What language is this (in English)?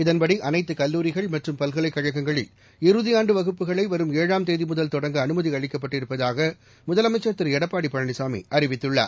Tamil